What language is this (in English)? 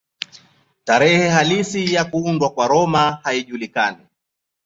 Swahili